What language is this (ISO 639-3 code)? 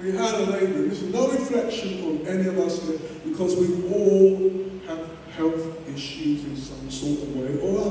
eng